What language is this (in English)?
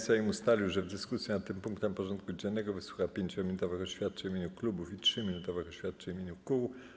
Polish